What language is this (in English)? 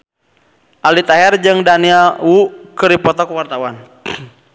Sundanese